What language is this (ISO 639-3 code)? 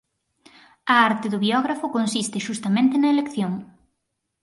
glg